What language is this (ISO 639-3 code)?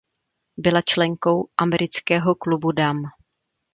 ces